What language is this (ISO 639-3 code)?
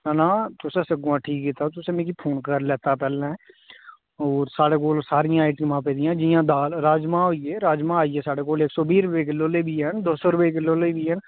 doi